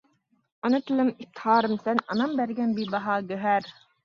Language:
Uyghur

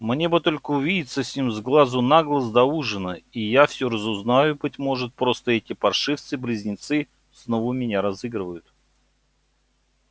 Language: Russian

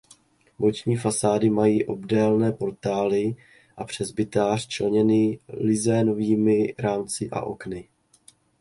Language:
Czech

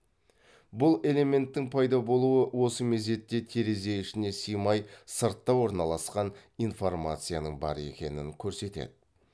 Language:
Kazakh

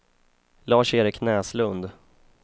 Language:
Swedish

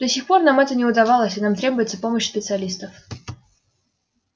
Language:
Russian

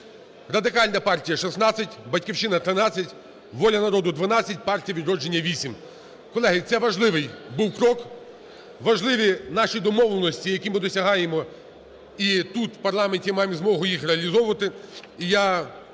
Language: Ukrainian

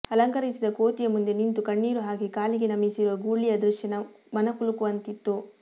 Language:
Kannada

